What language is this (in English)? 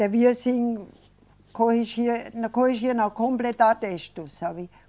Portuguese